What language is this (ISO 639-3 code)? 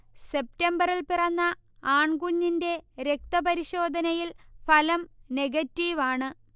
mal